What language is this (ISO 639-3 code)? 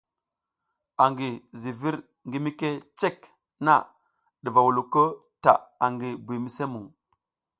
giz